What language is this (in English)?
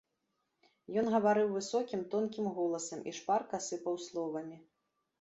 Belarusian